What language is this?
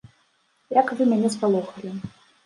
Belarusian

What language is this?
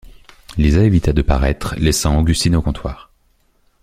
French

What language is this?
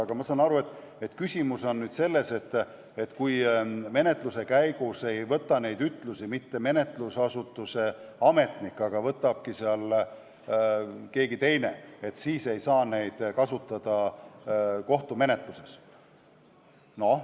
Estonian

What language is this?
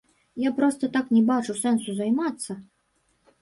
Belarusian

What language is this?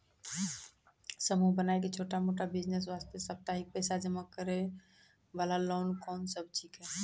Maithili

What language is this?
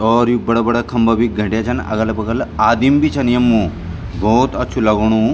Garhwali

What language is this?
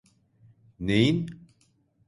Turkish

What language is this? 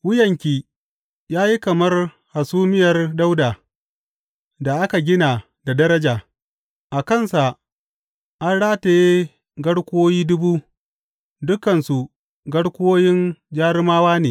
Hausa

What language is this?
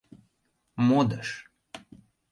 Mari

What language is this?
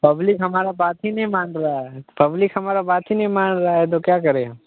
Hindi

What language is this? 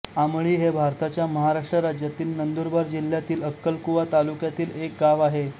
Marathi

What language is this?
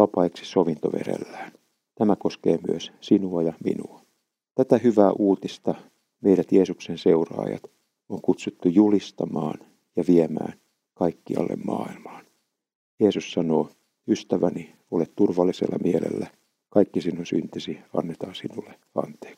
Finnish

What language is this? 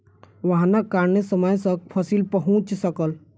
Maithili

